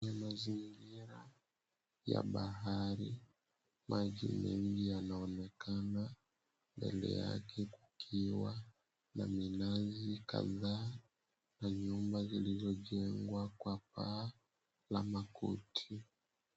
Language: Swahili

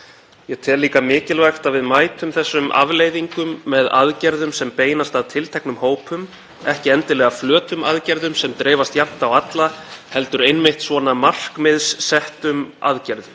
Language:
Icelandic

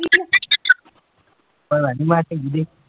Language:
Punjabi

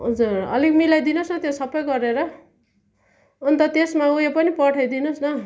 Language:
Nepali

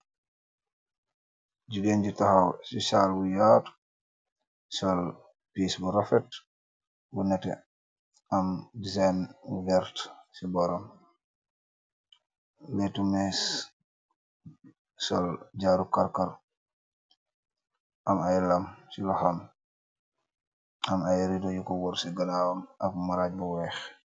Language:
Wolof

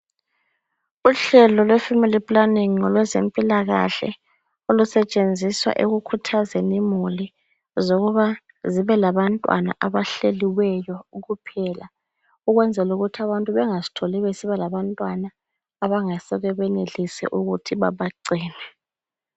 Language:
North Ndebele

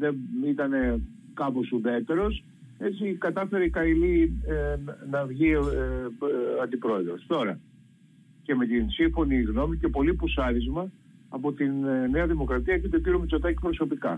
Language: Greek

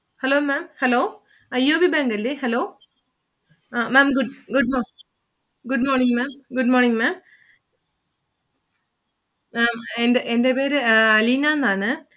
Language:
Malayalam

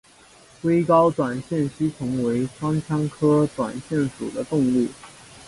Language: Chinese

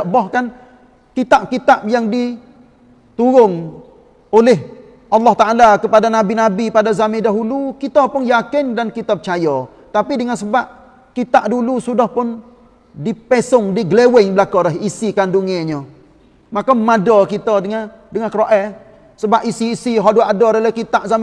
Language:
Malay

